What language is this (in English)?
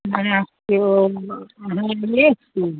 Maithili